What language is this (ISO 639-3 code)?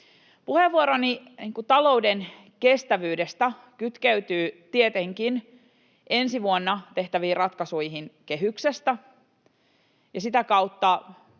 fin